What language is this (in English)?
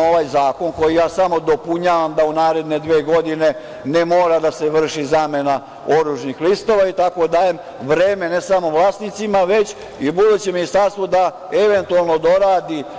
Serbian